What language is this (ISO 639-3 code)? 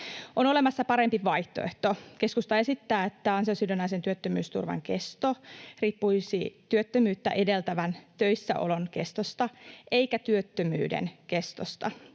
fin